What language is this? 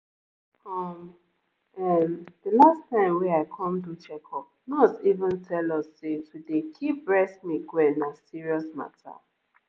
Nigerian Pidgin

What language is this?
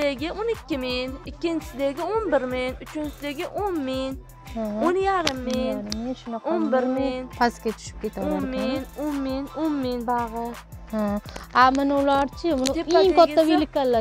Turkish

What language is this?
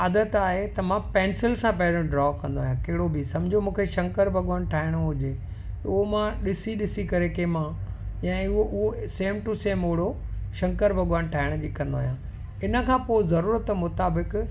Sindhi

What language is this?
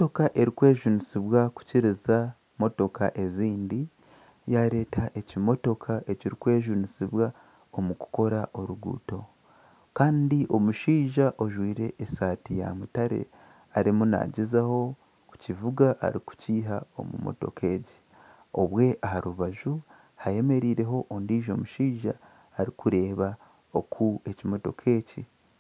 Nyankole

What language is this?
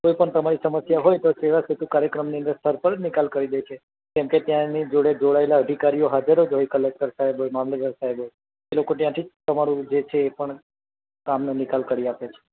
Gujarati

